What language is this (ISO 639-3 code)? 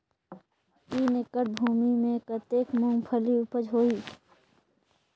hne